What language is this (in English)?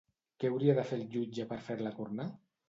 Catalan